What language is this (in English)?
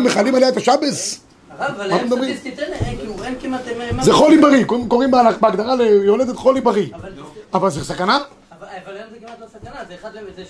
Hebrew